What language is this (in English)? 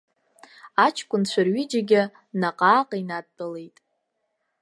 Abkhazian